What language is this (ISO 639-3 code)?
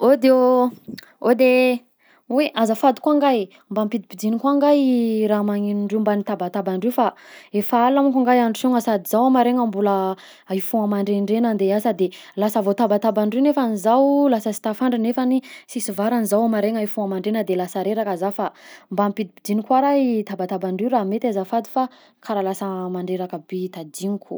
bzc